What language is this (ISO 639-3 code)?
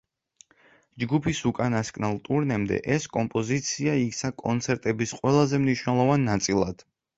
kat